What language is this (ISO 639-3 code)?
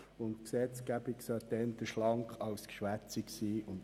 gsw